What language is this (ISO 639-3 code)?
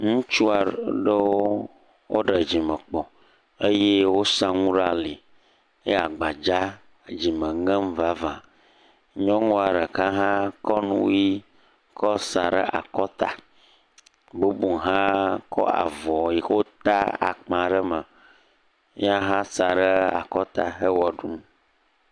ewe